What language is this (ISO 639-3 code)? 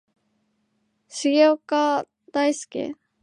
jpn